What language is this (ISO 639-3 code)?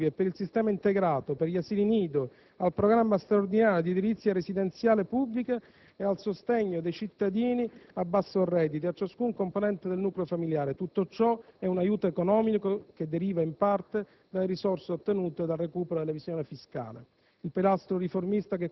ita